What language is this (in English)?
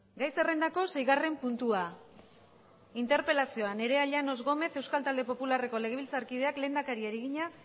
Basque